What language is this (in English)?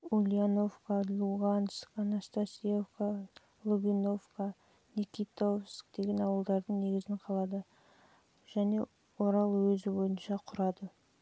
Kazakh